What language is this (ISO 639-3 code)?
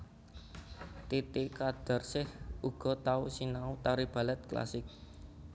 jav